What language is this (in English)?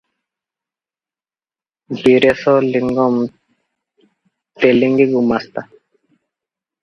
Odia